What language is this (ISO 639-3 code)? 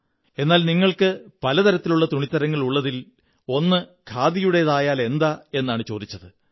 mal